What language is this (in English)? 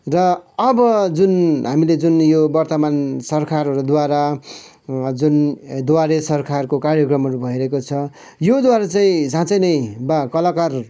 Nepali